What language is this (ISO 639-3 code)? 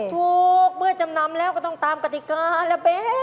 tha